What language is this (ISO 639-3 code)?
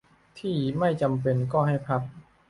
tha